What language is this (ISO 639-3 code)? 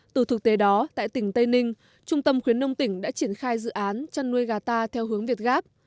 vie